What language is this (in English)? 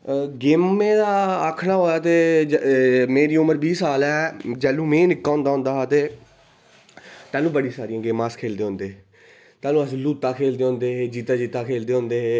Dogri